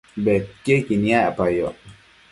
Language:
Matsés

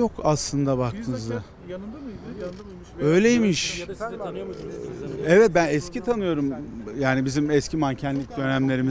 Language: Turkish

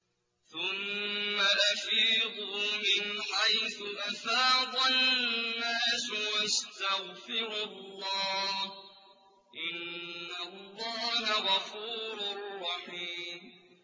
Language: Arabic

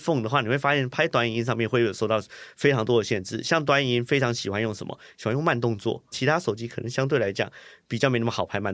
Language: Chinese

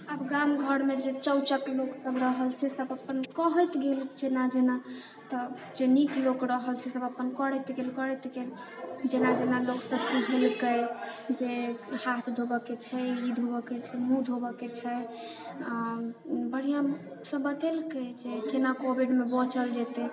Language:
Maithili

